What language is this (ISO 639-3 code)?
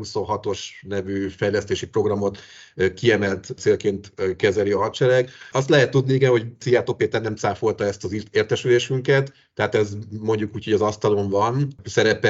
hun